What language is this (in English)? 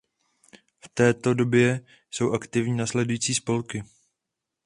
Czech